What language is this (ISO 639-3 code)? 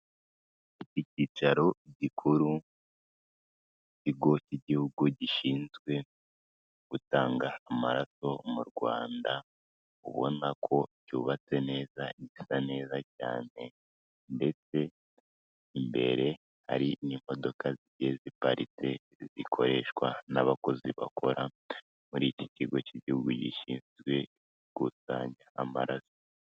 kin